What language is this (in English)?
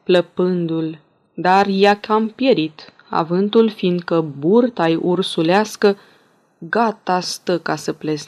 Romanian